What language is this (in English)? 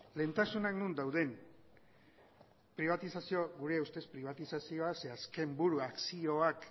Basque